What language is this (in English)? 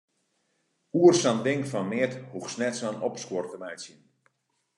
Western Frisian